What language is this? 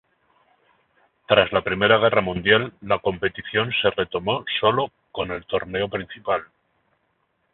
Spanish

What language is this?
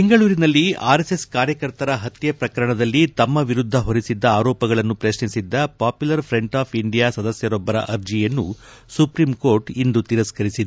Kannada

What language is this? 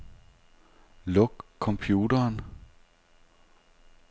Danish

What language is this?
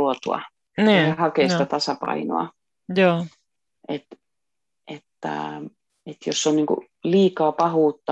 Finnish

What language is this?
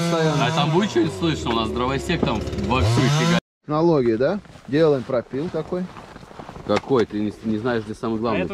Russian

